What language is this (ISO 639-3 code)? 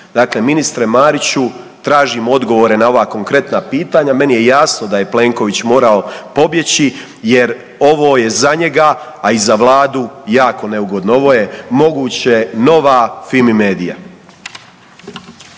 hrv